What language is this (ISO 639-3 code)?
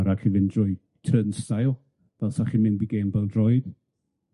cym